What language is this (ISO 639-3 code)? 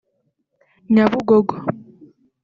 kin